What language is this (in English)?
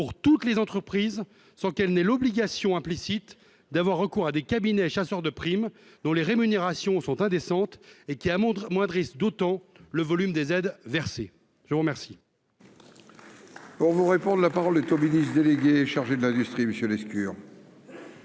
French